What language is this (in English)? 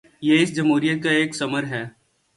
Urdu